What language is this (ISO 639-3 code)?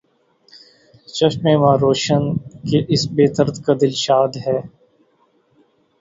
urd